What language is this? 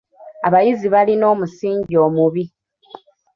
Ganda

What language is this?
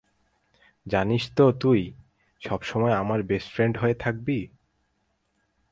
Bangla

